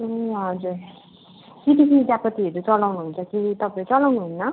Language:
Nepali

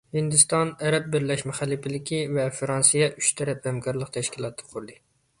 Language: Uyghur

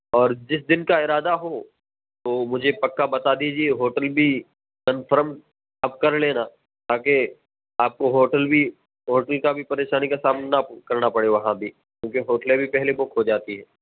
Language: Urdu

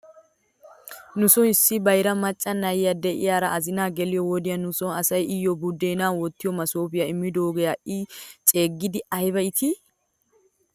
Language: Wolaytta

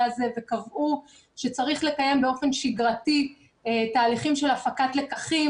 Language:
Hebrew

